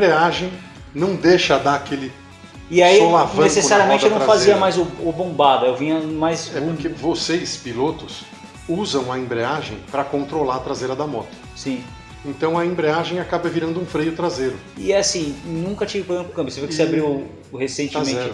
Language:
Portuguese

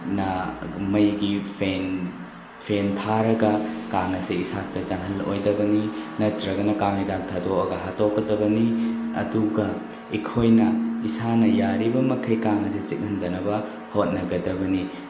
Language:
Manipuri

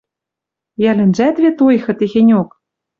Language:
Western Mari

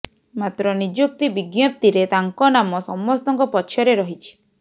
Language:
Odia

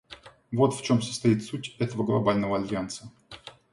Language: Russian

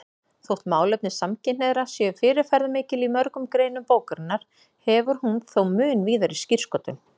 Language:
Icelandic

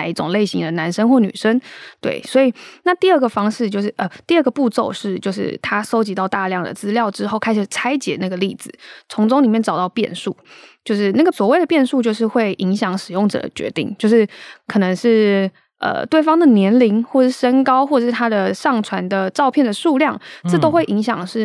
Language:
Chinese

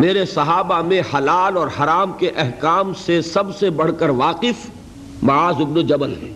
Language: Urdu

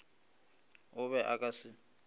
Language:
Northern Sotho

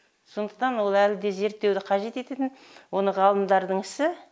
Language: Kazakh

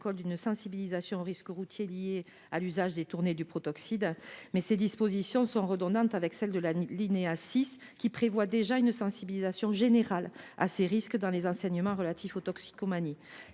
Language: French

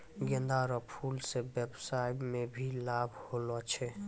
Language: Maithili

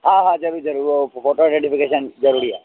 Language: Sindhi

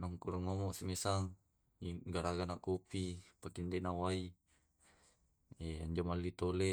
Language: Tae'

